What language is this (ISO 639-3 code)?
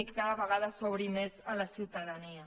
cat